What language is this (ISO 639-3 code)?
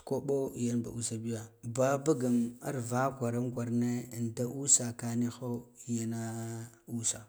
gdf